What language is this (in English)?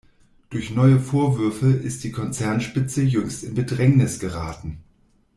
German